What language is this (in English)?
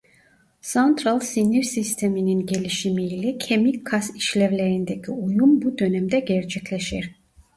Turkish